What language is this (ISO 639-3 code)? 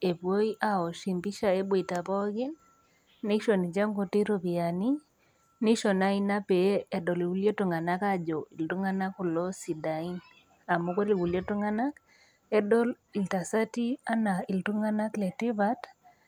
mas